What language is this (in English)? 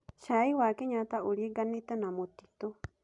Kikuyu